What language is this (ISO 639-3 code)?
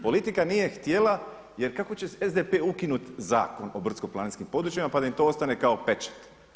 hrv